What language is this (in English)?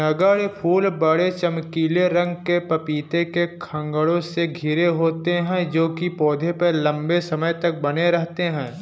Hindi